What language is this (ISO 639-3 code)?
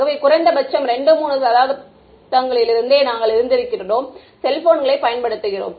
tam